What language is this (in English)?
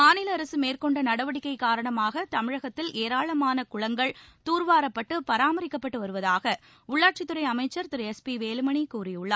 Tamil